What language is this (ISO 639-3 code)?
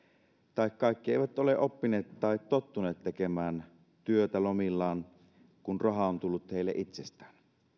fin